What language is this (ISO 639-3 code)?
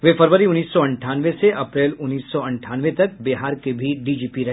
hin